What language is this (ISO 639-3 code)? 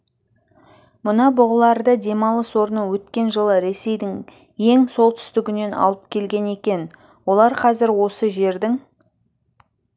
kaz